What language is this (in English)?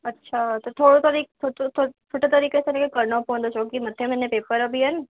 Sindhi